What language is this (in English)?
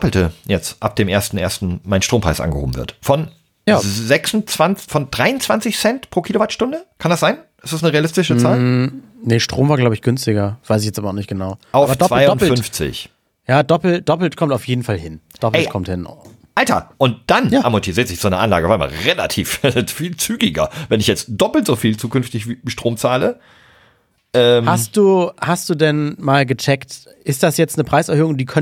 German